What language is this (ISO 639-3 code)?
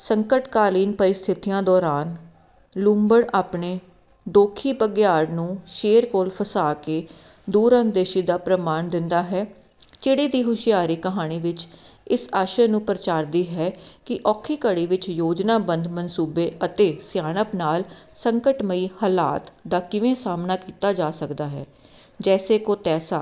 pan